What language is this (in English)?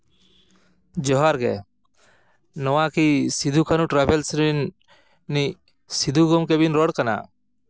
Santali